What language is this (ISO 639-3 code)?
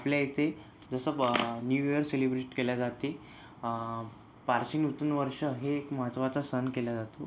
mar